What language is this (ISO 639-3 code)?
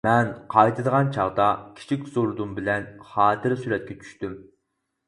uig